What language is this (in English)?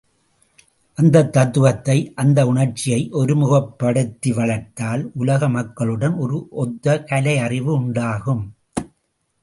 Tamil